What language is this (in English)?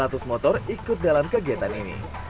Indonesian